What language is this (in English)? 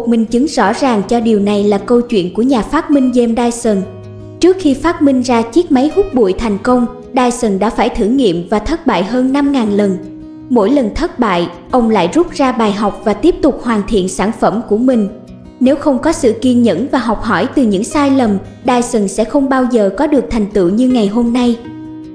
Vietnamese